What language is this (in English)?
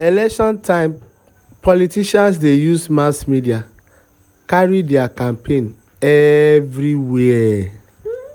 Nigerian Pidgin